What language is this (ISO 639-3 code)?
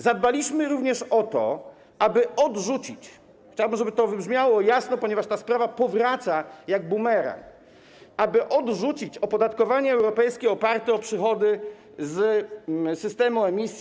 pol